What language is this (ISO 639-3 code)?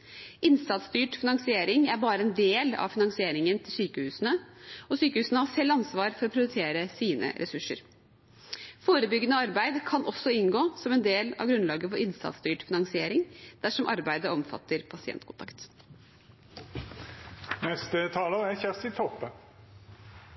nob